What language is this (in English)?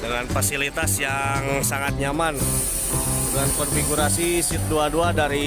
Indonesian